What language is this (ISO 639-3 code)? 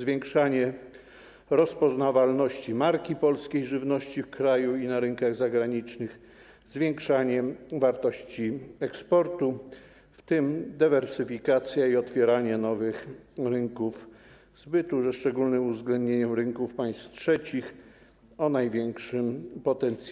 pol